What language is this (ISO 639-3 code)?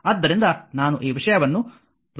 kan